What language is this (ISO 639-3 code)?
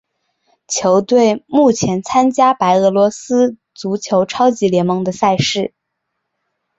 zho